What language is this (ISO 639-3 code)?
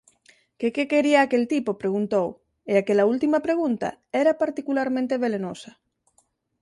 glg